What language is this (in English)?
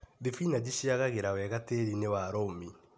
Kikuyu